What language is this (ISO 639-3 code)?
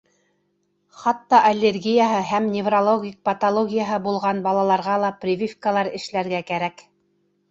bak